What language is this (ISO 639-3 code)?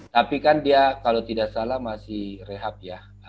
ind